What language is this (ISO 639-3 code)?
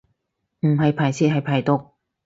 yue